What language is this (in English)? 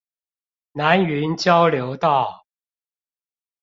Chinese